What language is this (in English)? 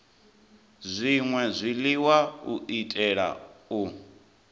Venda